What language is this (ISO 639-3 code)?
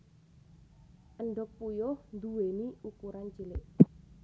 jav